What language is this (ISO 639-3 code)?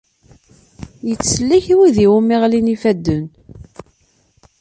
kab